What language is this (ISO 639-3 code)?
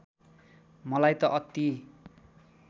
nep